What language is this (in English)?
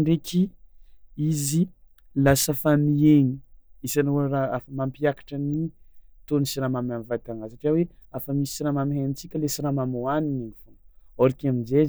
Tsimihety Malagasy